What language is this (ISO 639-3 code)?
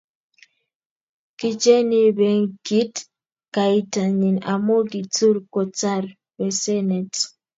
kln